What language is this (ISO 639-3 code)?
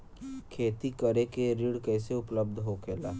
bho